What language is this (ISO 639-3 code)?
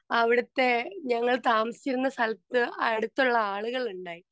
mal